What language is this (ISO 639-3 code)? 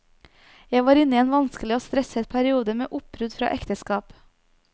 nor